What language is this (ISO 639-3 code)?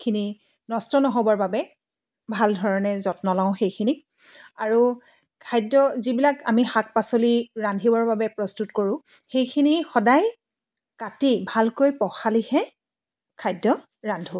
asm